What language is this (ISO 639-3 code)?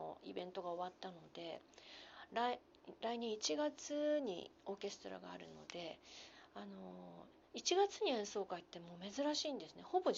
jpn